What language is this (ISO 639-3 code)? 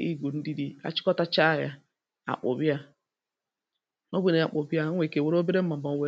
ibo